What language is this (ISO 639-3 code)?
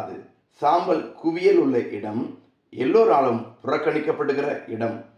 tam